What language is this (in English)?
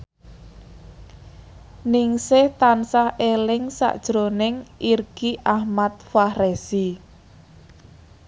Javanese